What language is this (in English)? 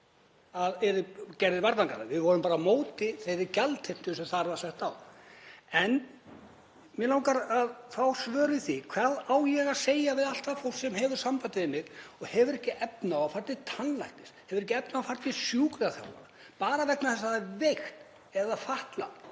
Icelandic